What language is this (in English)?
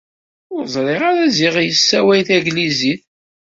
Kabyle